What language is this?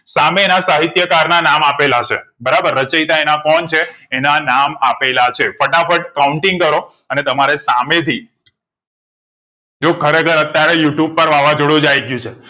Gujarati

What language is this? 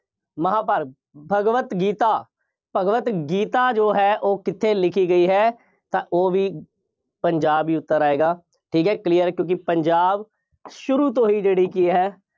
Punjabi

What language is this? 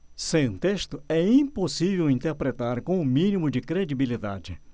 Portuguese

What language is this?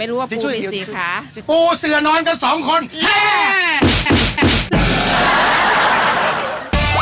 Thai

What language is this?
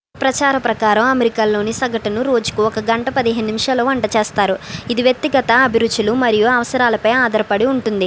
Telugu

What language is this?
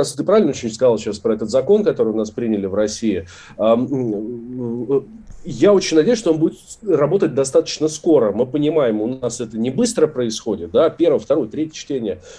Russian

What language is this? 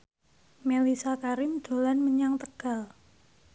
Javanese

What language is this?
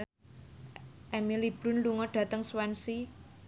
Javanese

